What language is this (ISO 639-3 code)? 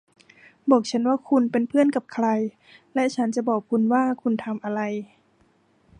tha